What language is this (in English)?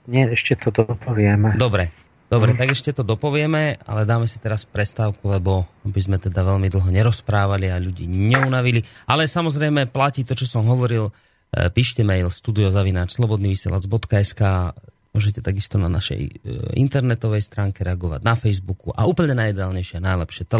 Slovak